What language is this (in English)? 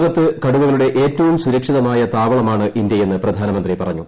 Malayalam